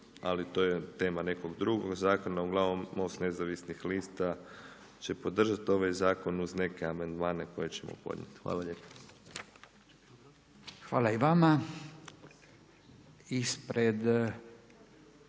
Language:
Croatian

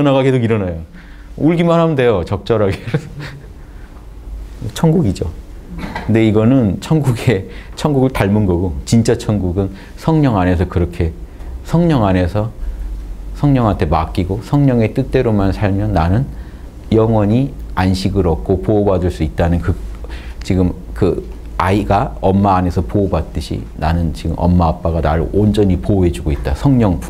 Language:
Korean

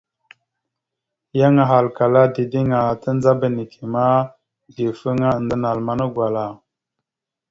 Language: Mada (Cameroon)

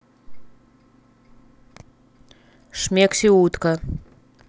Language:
Russian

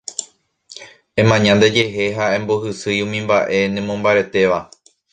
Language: Guarani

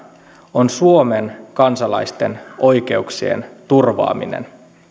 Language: Finnish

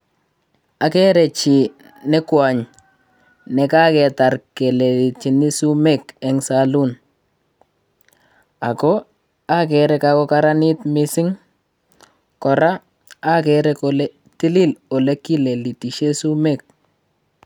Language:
Kalenjin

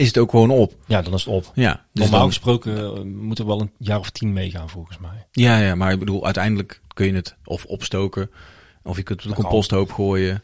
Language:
Dutch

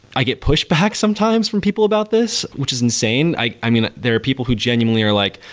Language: English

